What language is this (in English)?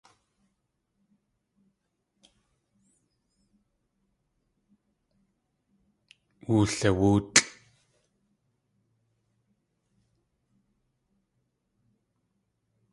Tlingit